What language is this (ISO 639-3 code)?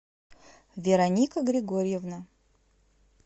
rus